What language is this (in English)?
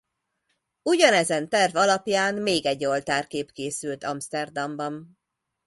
Hungarian